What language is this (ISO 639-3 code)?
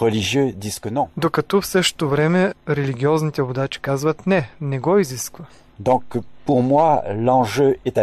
bul